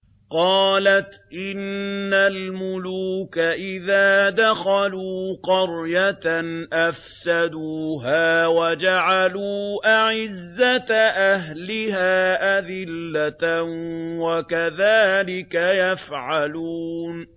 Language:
Arabic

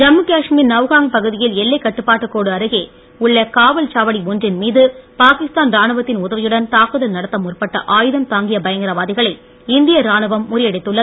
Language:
Tamil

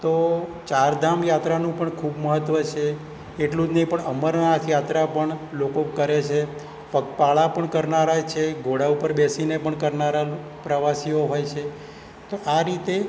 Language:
Gujarati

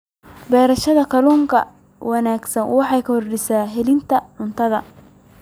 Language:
Somali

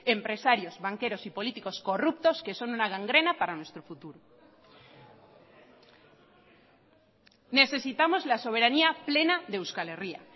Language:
Spanish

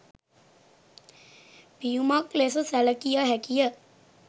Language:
Sinhala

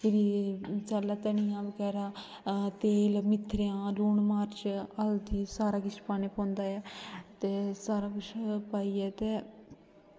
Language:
Dogri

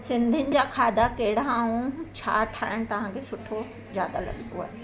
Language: Sindhi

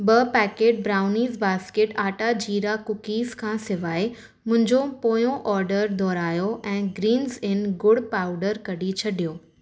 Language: Sindhi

